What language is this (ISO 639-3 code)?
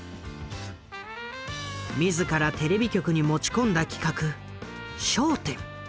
jpn